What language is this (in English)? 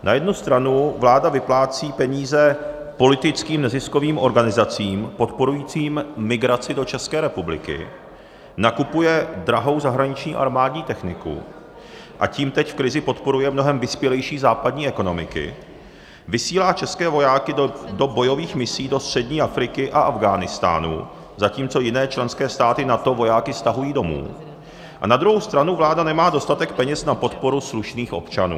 Czech